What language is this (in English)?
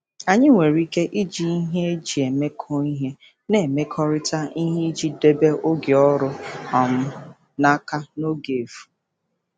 Igbo